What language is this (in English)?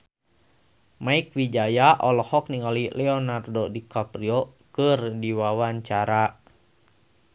Sundanese